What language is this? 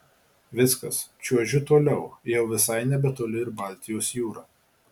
Lithuanian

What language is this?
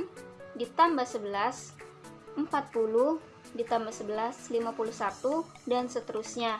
Indonesian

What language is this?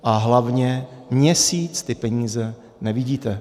Czech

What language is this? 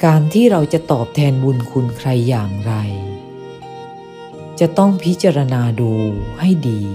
Thai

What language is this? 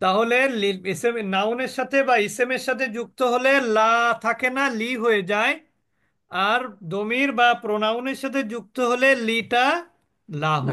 Bangla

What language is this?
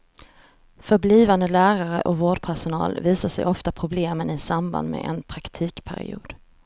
Swedish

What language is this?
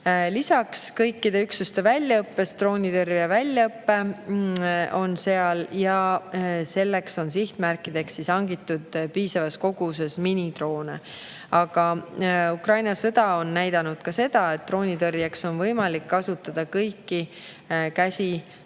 Estonian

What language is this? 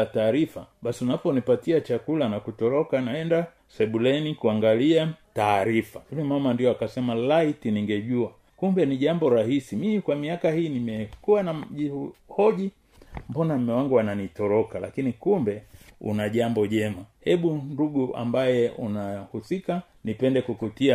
Swahili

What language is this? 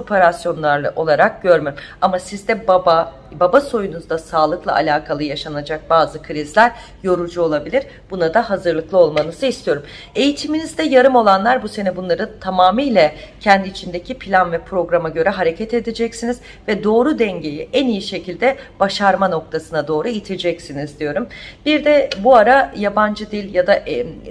Turkish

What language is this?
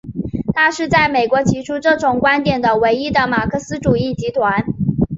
Chinese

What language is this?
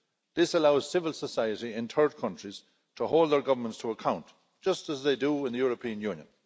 English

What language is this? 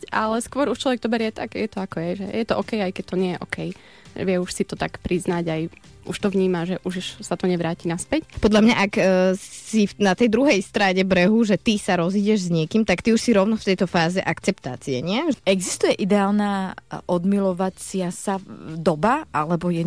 Slovak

